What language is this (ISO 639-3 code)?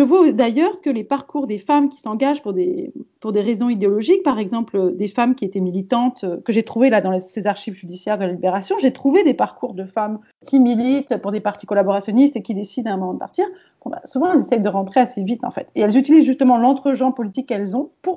fra